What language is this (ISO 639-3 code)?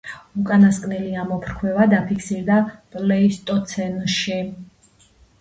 kat